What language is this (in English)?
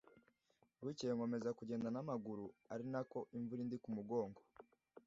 Kinyarwanda